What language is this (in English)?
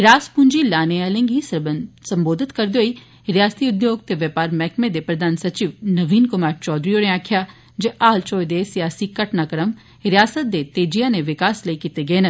Dogri